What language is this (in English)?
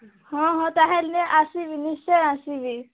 Odia